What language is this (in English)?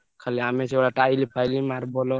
Odia